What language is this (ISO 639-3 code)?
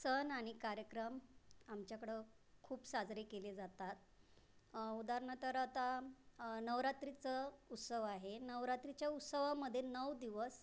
mar